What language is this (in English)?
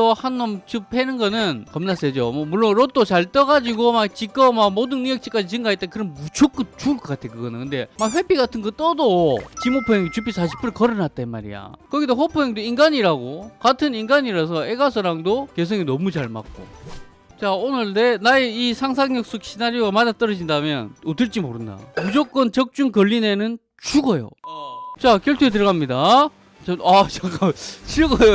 Korean